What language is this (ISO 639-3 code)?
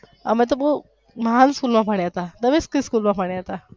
guj